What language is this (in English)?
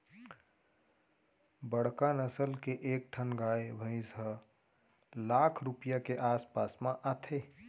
Chhattisgarhi